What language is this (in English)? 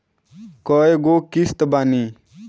Bhojpuri